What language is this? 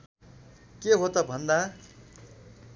Nepali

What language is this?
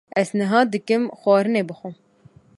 Kurdish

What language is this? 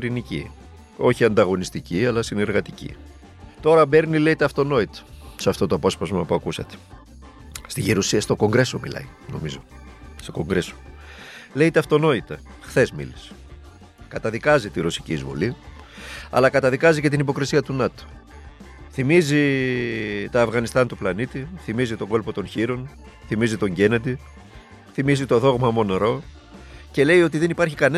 Greek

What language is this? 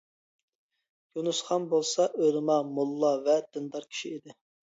Uyghur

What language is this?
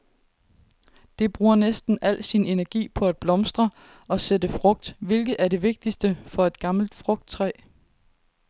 Danish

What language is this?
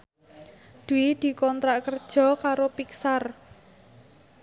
Javanese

